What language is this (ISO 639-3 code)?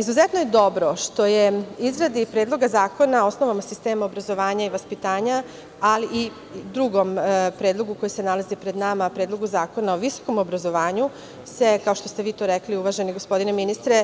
srp